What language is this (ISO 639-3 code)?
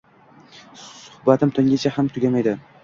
uzb